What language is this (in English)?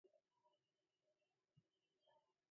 Central Kurdish